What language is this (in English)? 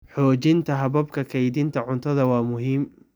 Somali